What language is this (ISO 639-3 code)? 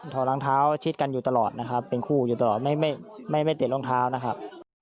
tha